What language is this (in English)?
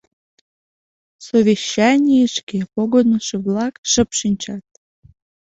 Mari